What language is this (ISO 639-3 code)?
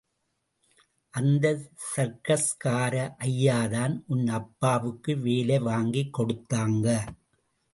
tam